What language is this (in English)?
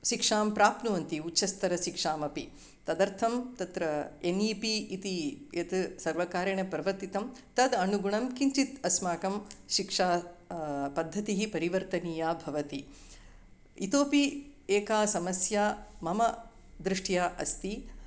Sanskrit